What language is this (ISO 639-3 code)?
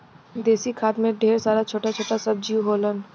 bho